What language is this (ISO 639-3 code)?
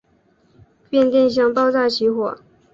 zho